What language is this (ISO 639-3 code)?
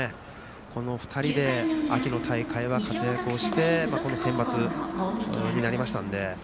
jpn